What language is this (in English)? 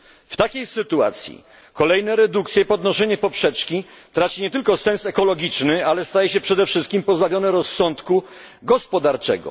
Polish